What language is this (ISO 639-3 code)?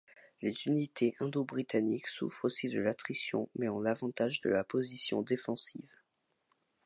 fra